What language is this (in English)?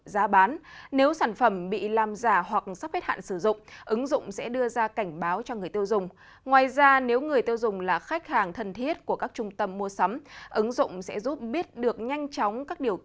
Vietnamese